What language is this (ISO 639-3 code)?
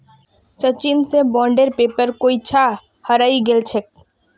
mag